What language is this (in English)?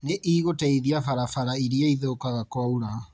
Kikuyu